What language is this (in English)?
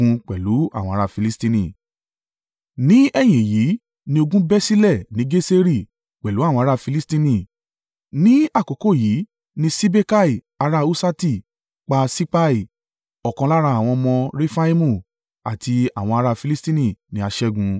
Yoruba